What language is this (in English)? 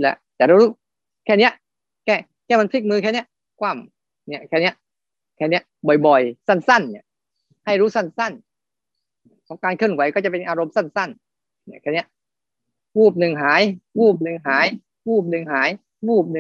Thai